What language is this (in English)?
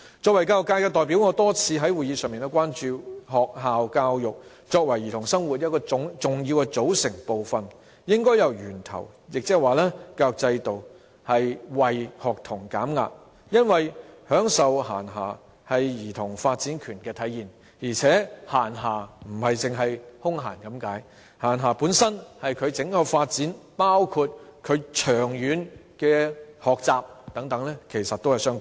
Cantonese